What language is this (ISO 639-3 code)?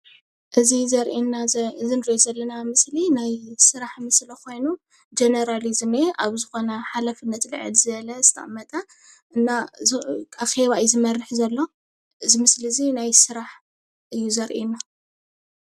tir